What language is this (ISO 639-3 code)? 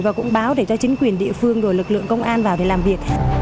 vie